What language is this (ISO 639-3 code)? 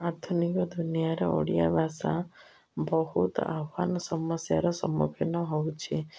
ori